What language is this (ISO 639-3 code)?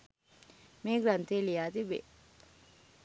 sin